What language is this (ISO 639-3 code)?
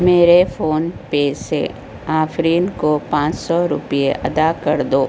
urd